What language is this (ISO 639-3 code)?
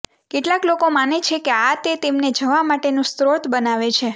guj